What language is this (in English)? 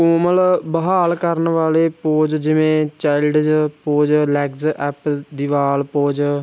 Punjabi